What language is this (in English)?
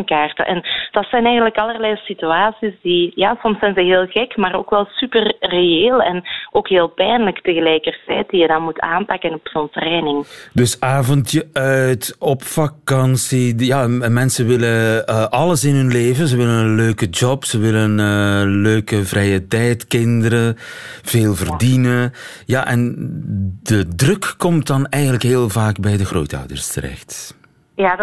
Dutch